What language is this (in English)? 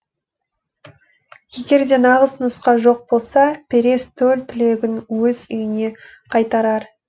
Kazakh